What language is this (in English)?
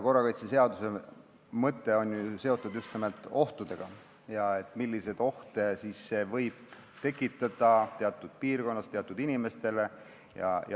Estonian